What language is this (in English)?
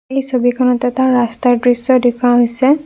Assamese